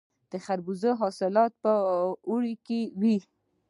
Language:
Pashto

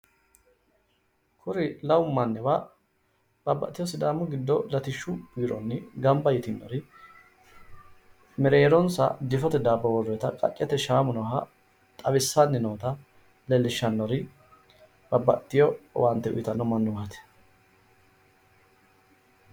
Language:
Sidamo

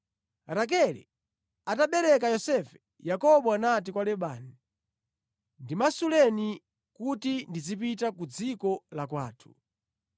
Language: Nyanja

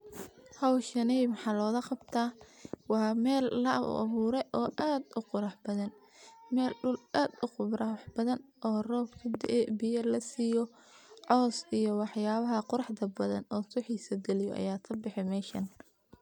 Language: Somali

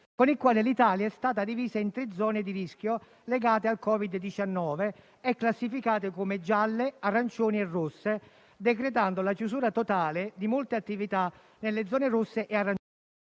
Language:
Italian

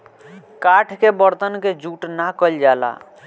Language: Bhojpuri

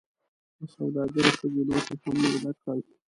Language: Pashto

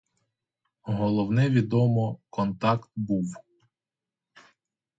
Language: Ukrainian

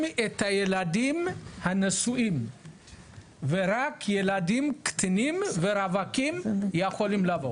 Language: Hebrew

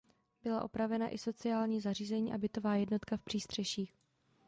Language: Czech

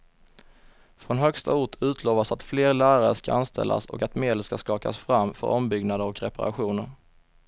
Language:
Swedish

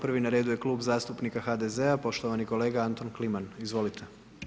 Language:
Croatian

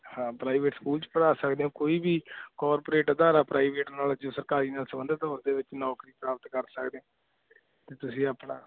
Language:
Punjabi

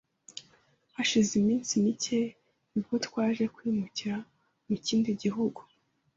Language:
Kinyarwanda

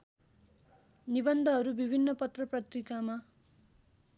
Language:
Nepali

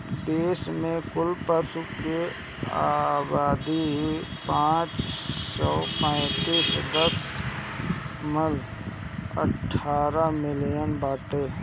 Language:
Bhojpuri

